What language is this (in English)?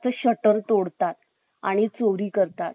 Marathi